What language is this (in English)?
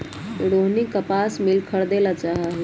Magahi